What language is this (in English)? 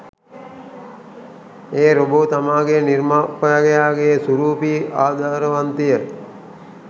Sinhala